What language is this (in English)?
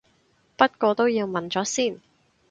Cantonese